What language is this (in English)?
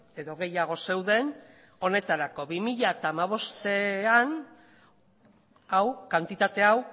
Basque